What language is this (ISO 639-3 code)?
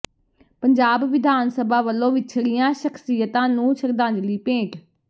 pan